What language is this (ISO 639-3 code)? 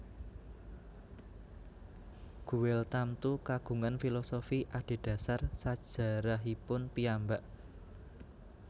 jav